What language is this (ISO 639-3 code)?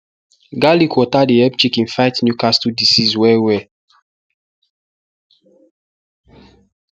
pcm